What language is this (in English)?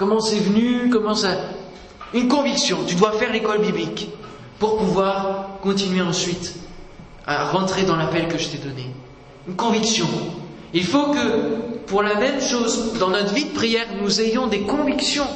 French